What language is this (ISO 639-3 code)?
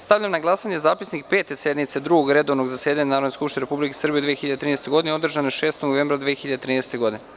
srp